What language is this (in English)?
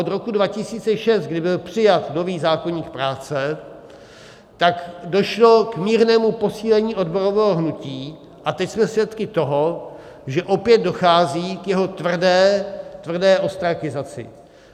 Czech